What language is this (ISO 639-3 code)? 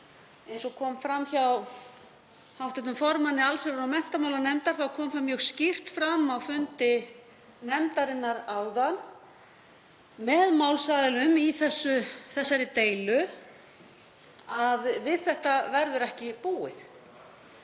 isl